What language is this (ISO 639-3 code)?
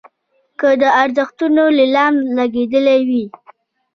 pus